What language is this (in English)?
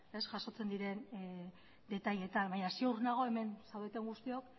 Basque